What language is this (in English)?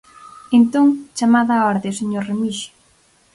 Galician